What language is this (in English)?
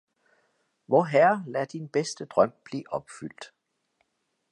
Danish